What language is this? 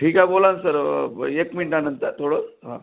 Marathi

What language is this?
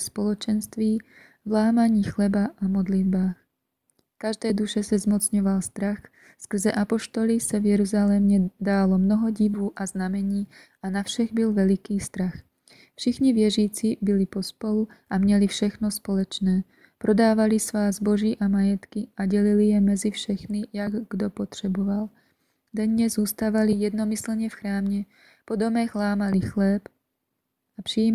Czech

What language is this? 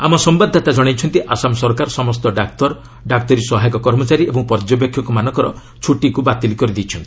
Odia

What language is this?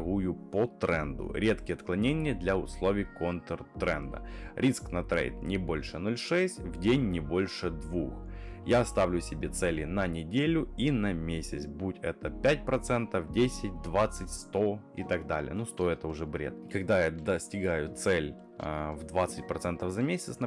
Russian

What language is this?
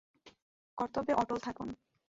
Bangla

